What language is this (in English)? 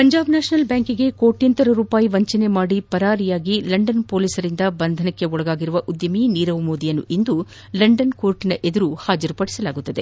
Kannada